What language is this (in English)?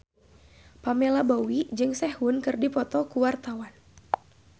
Sundanese